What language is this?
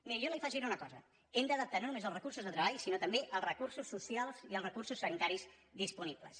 Catalan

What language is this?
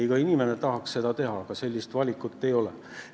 Estonian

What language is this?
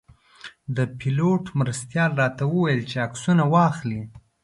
Pashto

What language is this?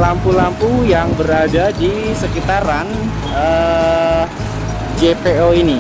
Indonesian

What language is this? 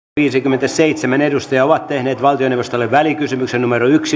Finnish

